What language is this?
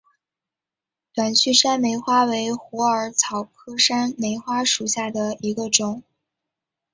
Chinese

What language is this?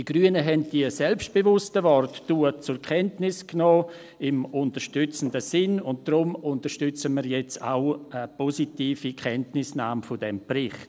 Swiss German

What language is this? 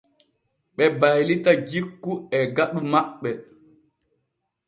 Borgu Fulfulde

